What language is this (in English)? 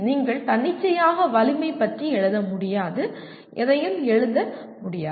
Tamil